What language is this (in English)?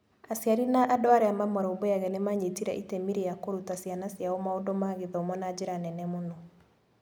Kikuyu